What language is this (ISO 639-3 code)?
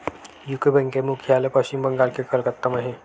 hne